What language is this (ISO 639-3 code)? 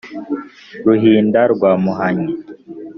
kin